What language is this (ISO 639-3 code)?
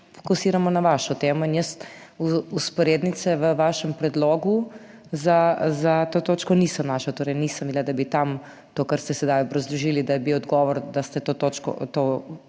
slv